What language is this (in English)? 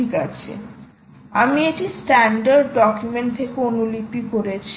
Bangla